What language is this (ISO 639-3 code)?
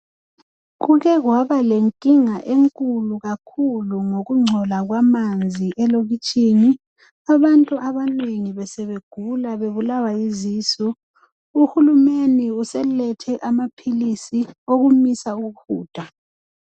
nde